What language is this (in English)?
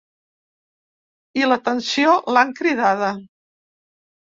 Catalan